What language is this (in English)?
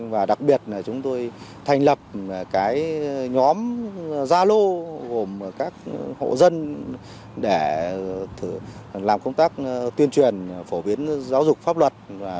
Vietnamese